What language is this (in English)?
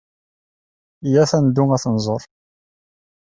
Kabyle